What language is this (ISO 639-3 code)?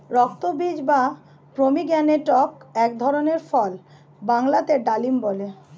ben